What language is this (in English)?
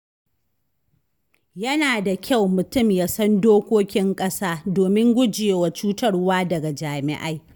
Hausa